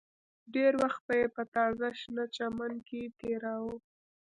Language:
Pashto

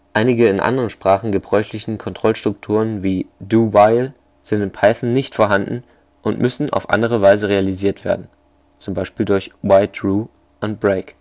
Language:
German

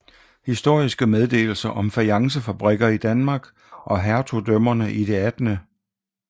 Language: Danish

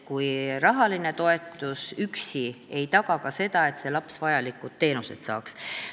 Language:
Estonian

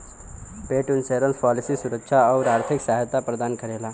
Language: Bhojpuri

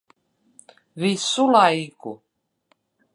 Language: Latvian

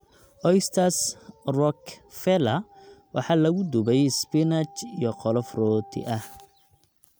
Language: Somali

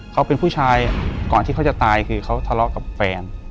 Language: Thai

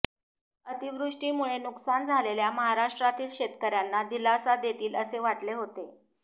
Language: Marathi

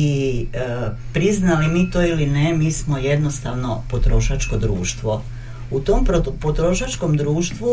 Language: Croatian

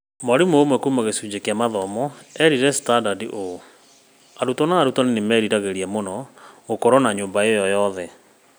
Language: Kikuyu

